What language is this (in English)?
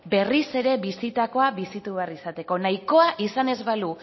Basque